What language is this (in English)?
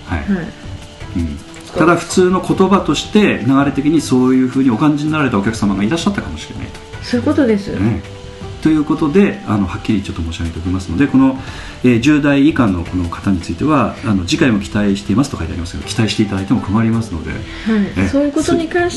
Japanese